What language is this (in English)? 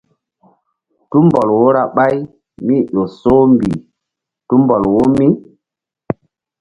Mbum